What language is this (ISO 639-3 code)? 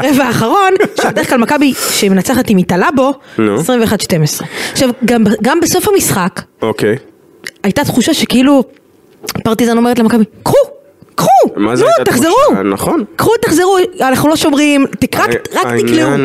heb